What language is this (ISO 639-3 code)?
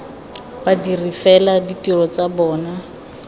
tsn